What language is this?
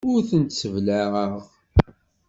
Kabyle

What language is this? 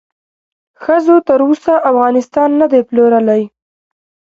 Pashto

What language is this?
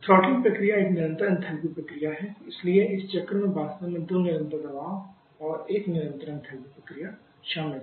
Hindi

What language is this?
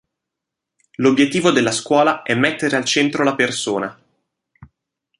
Italian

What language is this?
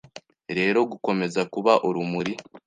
Kinyarwanda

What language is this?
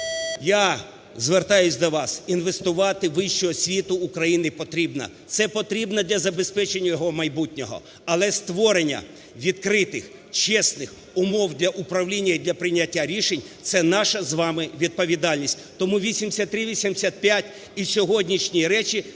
Ukrainian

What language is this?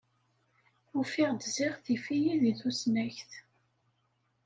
Kabyle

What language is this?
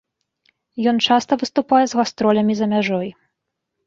Belarusian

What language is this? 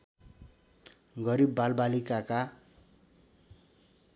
Nepali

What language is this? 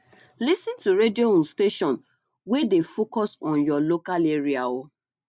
Nigerian Pidgin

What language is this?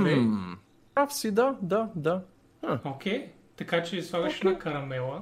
Bulgarian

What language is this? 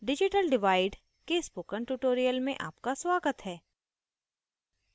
Hindi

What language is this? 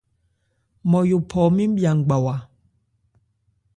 Ebrié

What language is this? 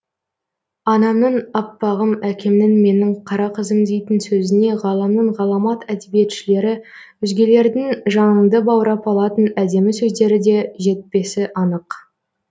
Kazakh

